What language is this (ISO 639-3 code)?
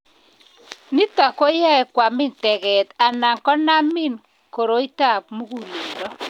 kln